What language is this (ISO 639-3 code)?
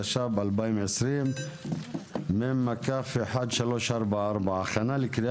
heb